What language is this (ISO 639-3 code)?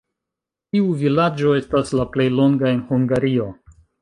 epo